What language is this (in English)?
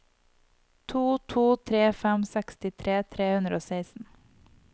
Norwegian